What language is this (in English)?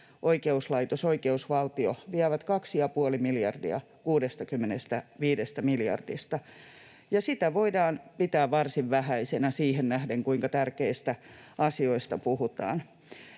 Finnish